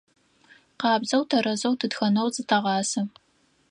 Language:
Adyghe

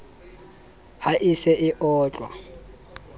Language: Southern Sotho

